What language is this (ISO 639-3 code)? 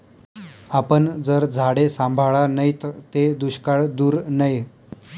mar